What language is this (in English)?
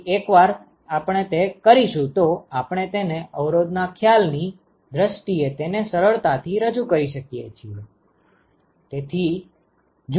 Gujarati